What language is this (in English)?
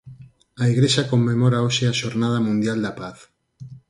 Galician